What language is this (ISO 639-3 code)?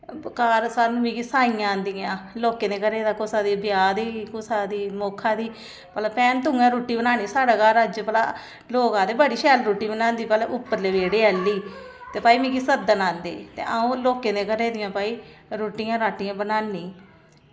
doi